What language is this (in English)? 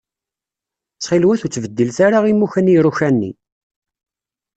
Kabyle